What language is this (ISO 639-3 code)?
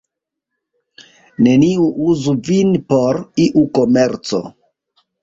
epo